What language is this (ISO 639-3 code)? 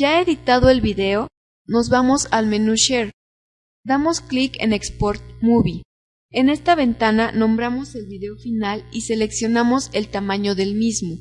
spa